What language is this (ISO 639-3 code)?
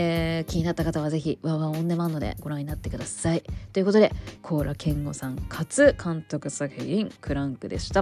jpn